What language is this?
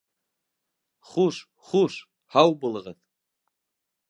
Bashkir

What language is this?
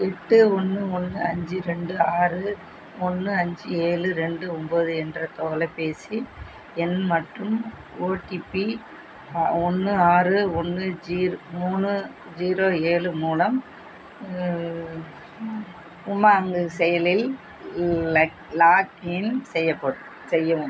Tamil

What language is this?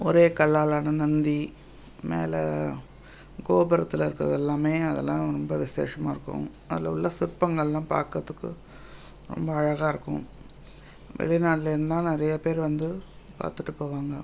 Tamil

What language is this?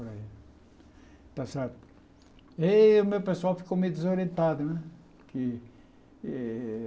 Portuguese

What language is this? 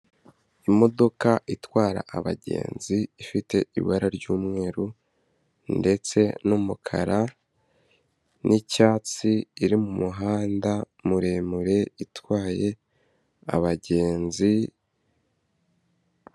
Kinyarwanda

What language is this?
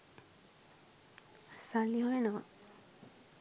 Sinhala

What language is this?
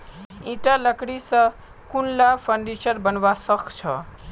Magahi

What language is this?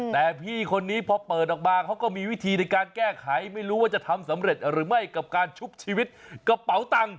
Thai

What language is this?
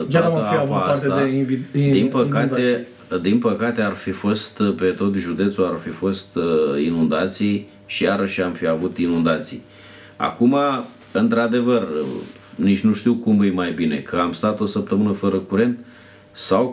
Romanian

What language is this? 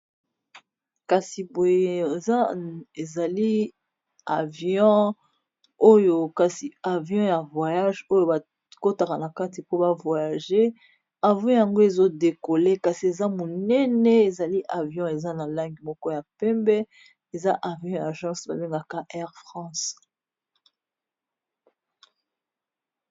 Lingala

